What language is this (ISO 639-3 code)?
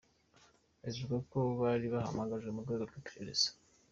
kin